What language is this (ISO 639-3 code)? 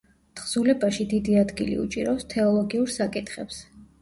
kat